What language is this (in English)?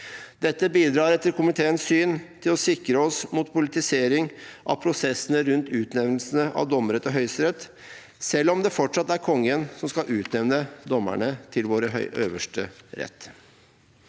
Norwegian